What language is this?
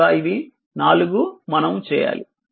Telugu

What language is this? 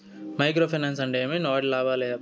Telugu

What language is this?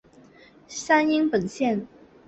Chinese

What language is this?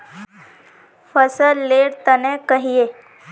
Magahi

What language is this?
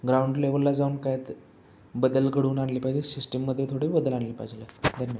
Marathi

